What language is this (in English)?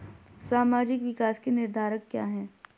Hindi